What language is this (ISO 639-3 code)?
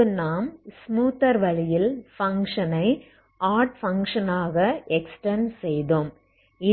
tam